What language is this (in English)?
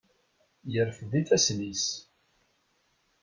Kabyle